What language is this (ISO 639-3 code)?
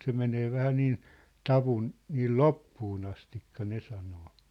fin